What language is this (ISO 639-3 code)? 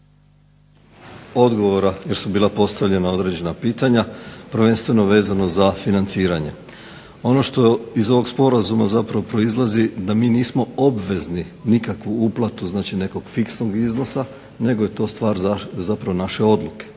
hrv